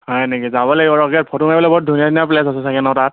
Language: Assamese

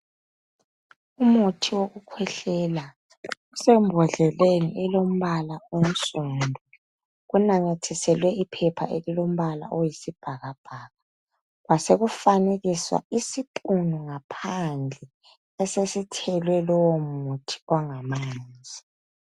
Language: North Ndebele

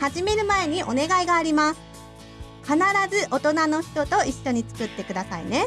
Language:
Japanese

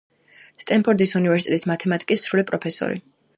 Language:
Georgian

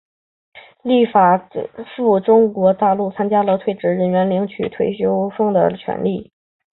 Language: Chinese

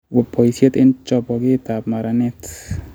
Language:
Kalenjin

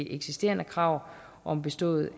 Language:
Danish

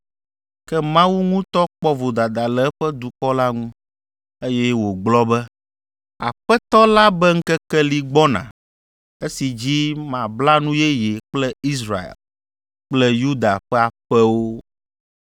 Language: Ewe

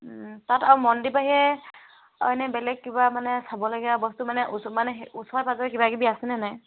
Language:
Assamese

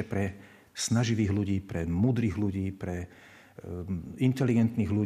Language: Slovak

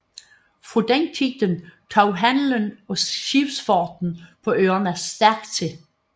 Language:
Danish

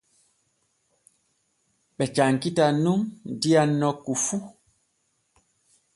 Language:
Borgu Fulfulde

